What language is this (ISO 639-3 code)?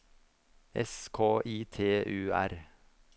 nor